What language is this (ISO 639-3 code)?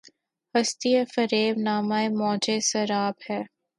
urd